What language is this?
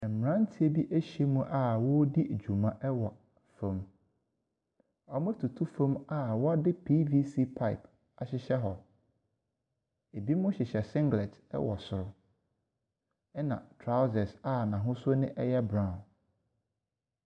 Akan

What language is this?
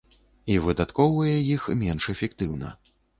Belarusian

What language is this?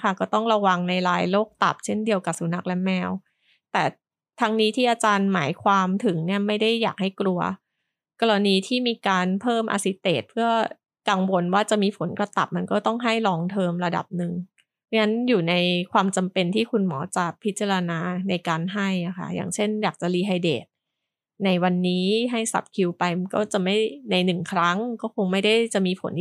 Thai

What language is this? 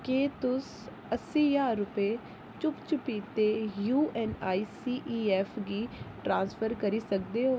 Dogri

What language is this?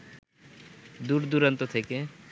Bangla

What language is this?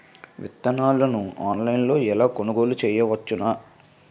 Telugu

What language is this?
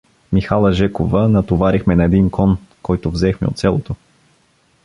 Bulgarian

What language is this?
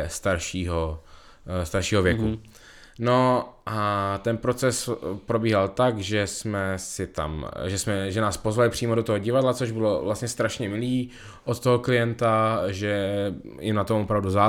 Czech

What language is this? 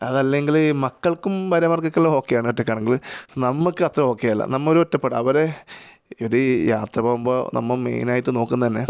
Malayalam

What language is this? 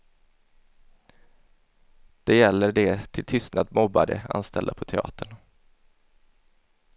Swedish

